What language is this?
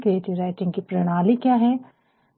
Hindi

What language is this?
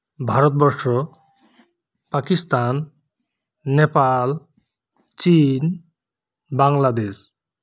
Santali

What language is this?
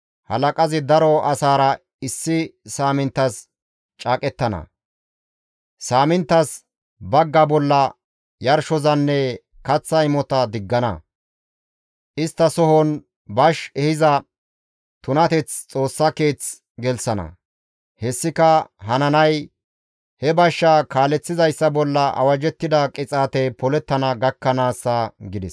Gamo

